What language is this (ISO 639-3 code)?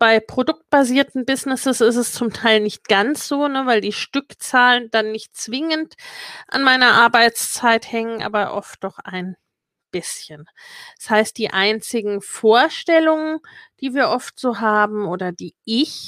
deu